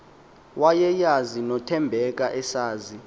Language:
Xhosa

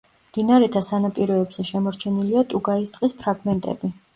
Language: Georgian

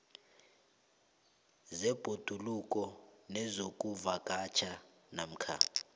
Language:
South Ndebele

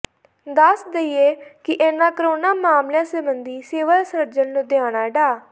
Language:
Punjabi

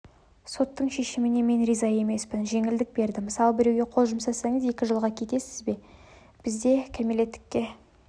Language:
Kazakh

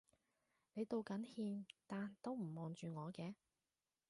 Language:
Cantonese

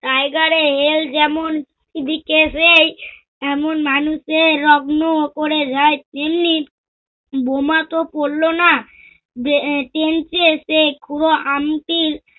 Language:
Bangla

